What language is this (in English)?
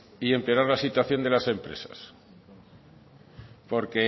Spanish